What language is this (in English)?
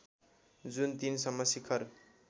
Nepali